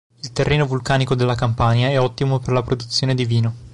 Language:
Italian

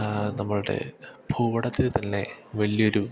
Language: Malayalam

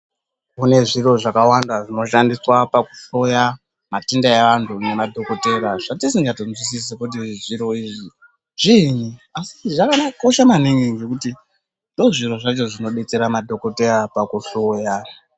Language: Ndau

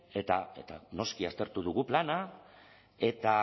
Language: Basque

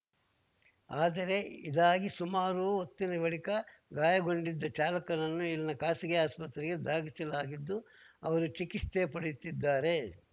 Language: Kannada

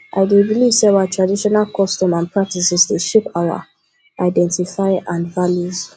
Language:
Nigerian Pidgin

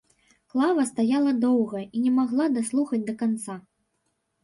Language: Belarusian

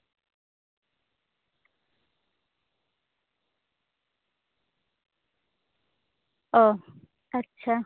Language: Santali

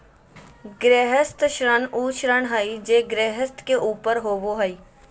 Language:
Magahi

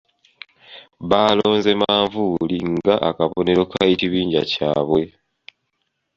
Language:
Ganda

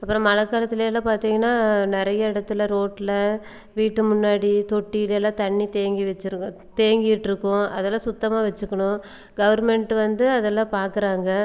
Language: Tamil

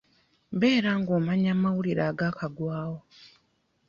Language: Ganda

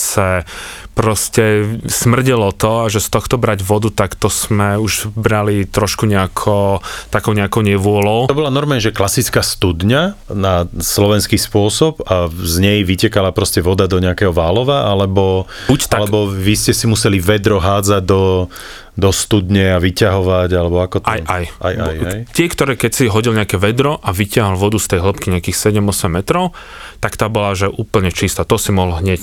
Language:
Slovak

